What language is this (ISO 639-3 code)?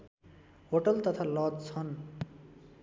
nep